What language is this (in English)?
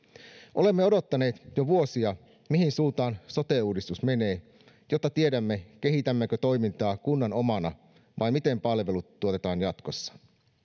Finnish